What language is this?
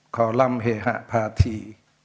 Thai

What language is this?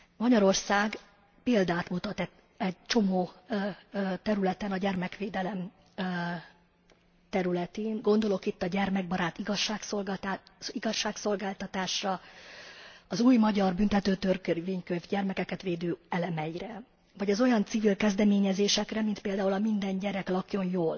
Hungarian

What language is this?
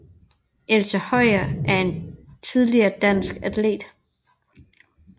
Danish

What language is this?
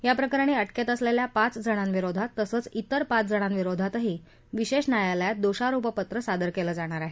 Marathi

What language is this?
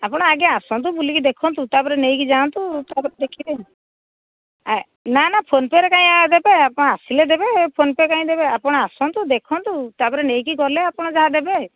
Odia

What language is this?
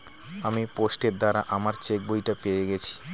Bangla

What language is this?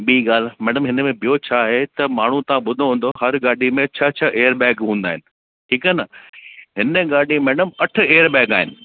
Sindhi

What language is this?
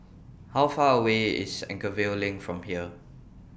English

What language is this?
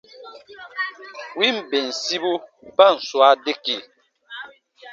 Baatonum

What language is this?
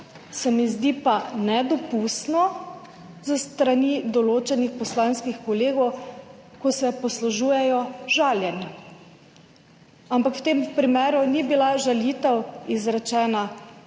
Slovenian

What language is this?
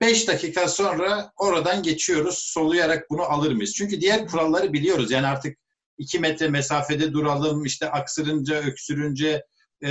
Turkish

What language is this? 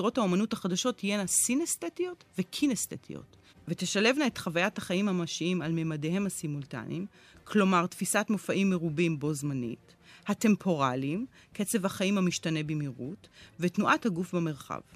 Hebrew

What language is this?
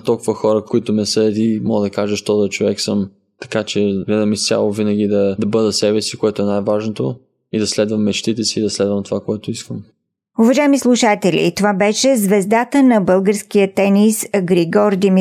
Bulgarian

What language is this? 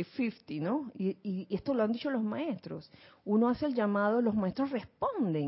Spanish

